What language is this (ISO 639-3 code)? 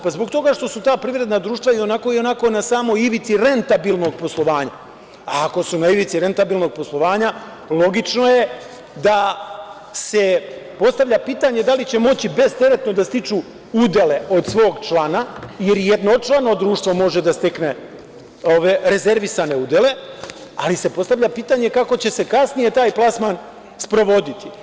srp